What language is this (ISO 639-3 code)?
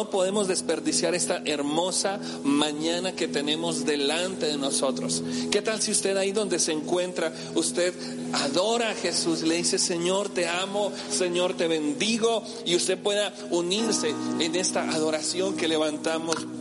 spa